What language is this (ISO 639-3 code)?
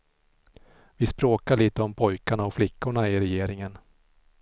swe